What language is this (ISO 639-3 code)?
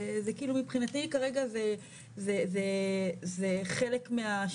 heb